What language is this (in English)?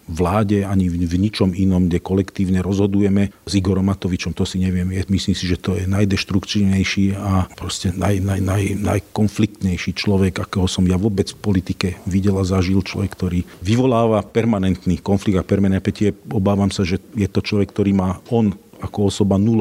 Slovak